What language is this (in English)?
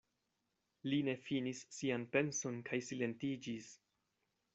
Esperanto